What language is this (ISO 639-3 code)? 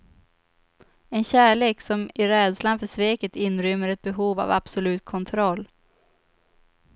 swe